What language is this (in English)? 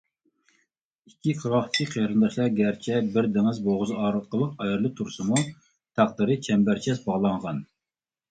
Uyghur